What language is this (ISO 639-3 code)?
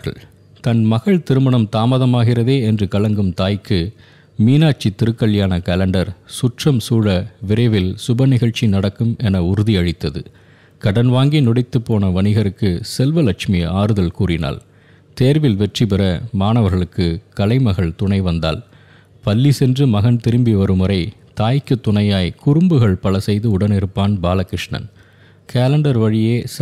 tam